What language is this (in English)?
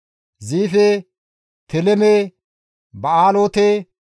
Gamo